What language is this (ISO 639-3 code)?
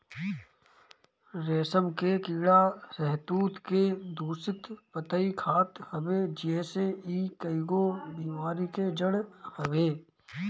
bho